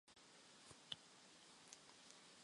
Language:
Chinese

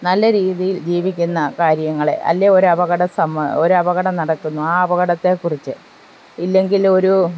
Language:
Malayalam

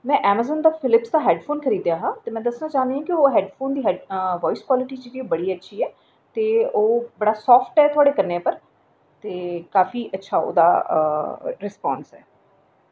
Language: Dogri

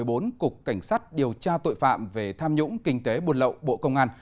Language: Vietnamese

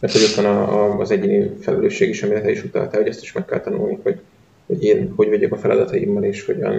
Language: Hungarian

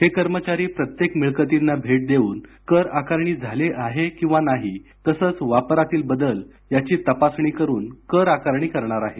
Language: Marathi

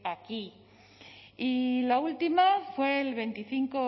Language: Spanish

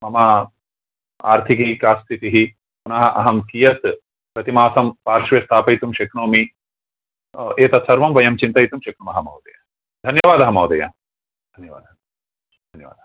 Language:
Sanskrit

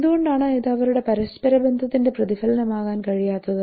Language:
Malayalam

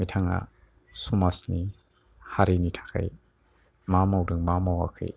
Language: Bodo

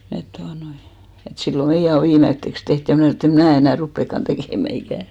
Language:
Finnish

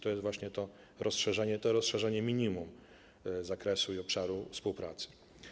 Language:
Polish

